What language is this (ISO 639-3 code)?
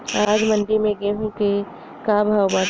bho